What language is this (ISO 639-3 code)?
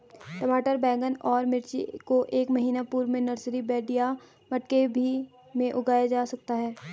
hin